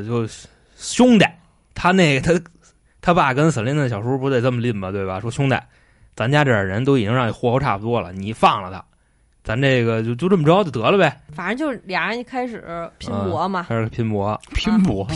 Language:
Chinese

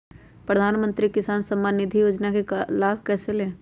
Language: Magahi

